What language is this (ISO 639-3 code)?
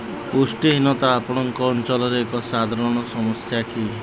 ori